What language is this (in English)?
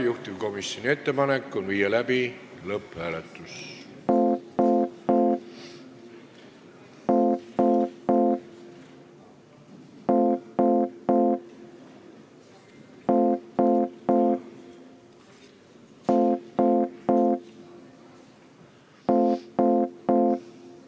Estonian